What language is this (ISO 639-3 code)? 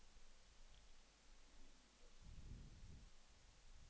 dan